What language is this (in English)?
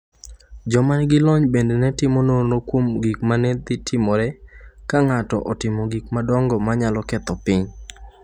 Luo (Kenya and Tanzania)